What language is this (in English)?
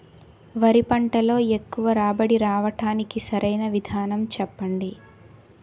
Telugu